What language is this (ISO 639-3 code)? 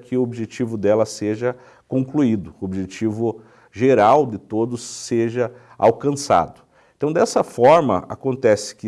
por